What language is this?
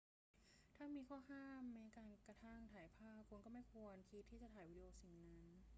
Thai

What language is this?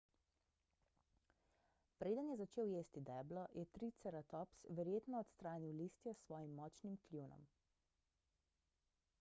Slovenian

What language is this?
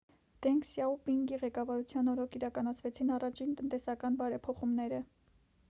Armenian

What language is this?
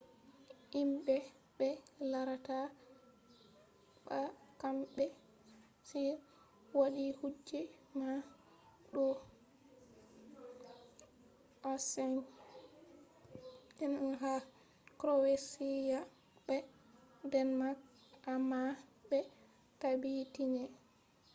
Fula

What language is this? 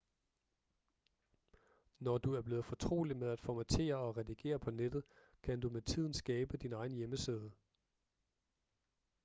Danish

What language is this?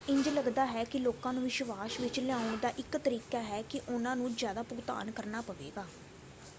Punjabi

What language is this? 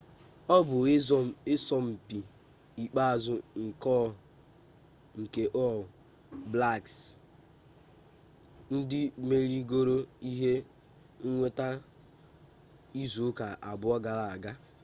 Igbo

